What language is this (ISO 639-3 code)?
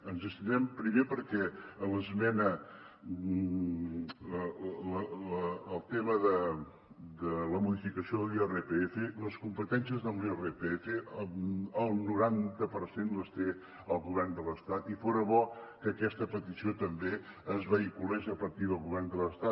cat